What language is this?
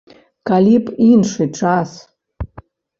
Belarusian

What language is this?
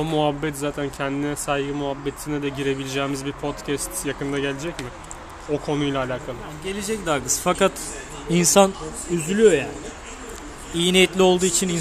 Turkish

